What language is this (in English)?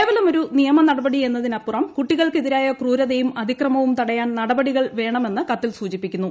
Malayalam